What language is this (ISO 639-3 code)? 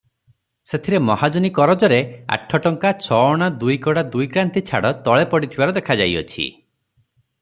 ori